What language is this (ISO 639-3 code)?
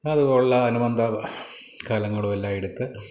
mal